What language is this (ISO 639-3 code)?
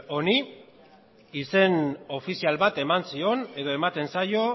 eus